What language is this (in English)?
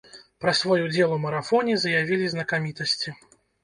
Belarusian